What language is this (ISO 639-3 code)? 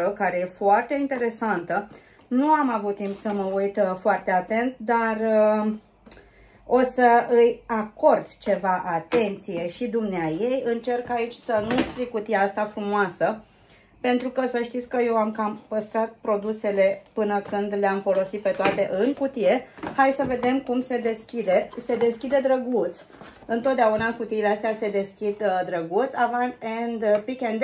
ron